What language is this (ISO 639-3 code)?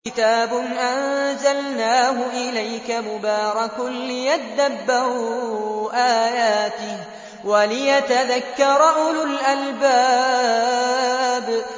ara